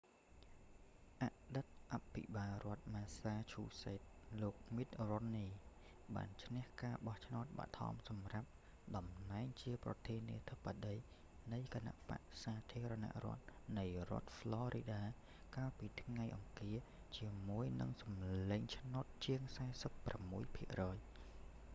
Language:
Khmer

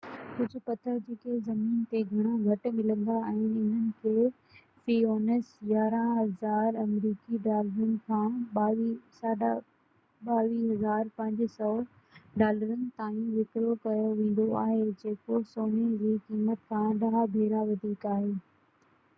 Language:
Sindhi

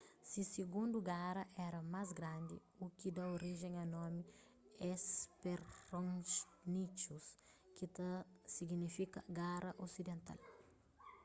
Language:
Kabuverdianu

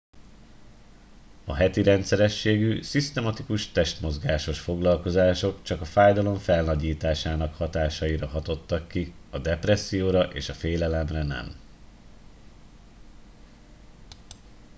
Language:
Hungarian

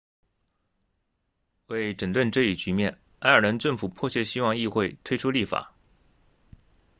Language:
Chinese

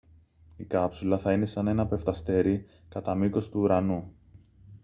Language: Greek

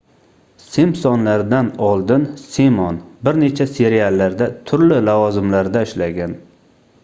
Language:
Uzbek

